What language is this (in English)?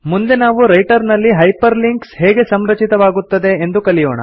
Kannada